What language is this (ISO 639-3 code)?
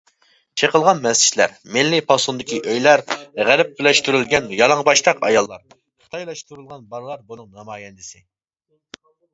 uig